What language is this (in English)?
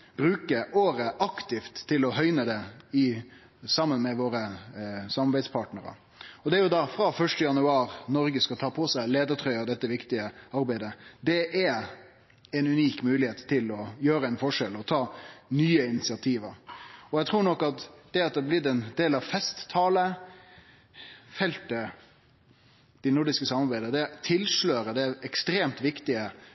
Norwegian Nynorsk